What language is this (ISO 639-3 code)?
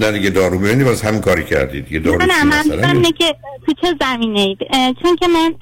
fas